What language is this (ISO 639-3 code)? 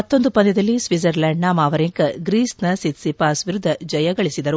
kan